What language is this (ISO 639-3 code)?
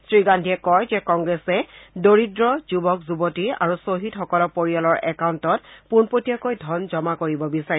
asm